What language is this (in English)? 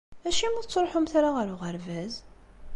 Kabyle